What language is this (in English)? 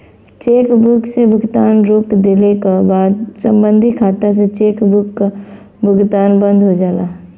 Bhojpuri